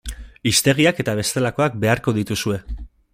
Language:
Basque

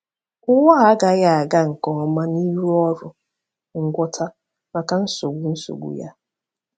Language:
Igbo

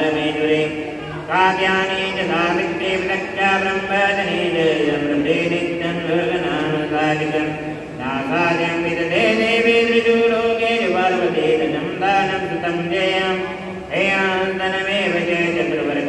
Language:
Punjabi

